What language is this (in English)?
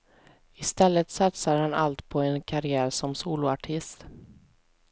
Swedish